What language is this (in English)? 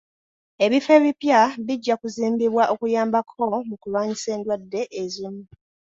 Ganda